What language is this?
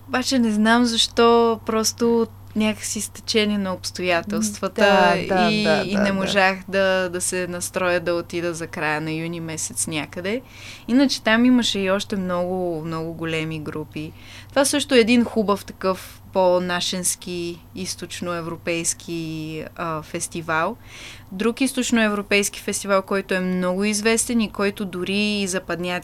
Bulgarian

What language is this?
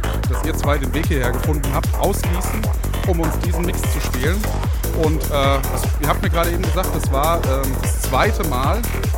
German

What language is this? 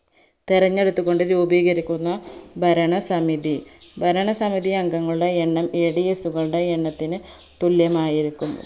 Malayalam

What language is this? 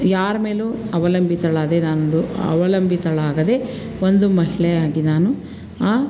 Kannada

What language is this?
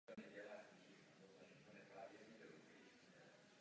Czech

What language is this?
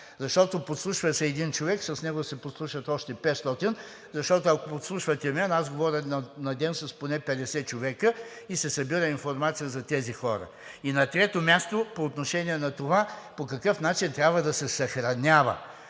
Bulgarian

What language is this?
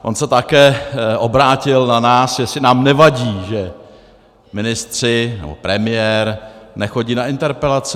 Czech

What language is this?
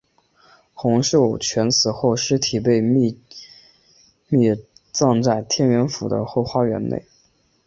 Chinese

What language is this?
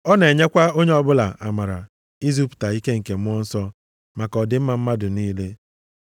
Igbo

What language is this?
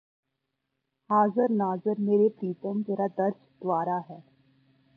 Punjabi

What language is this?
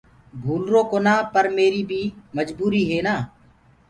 Gurgula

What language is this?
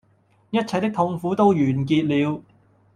Cantonese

